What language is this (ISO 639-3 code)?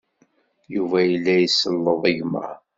kab